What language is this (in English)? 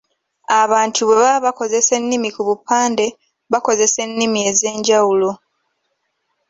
Ganda